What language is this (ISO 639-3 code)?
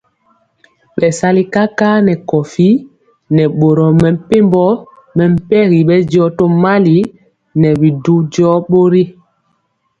mcx